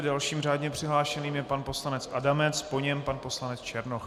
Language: Czech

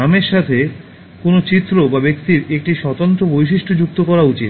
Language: Bangla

